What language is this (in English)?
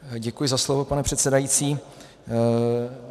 Czech